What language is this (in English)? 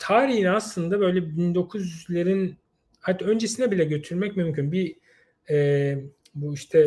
Turkish